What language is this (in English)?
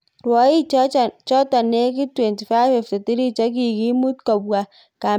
Kalenjin